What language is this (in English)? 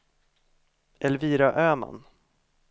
Swedish